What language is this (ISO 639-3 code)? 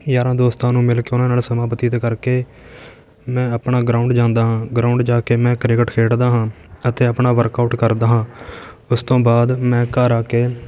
pan